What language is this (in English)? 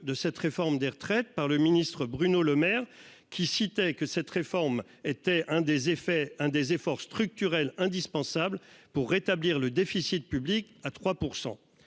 French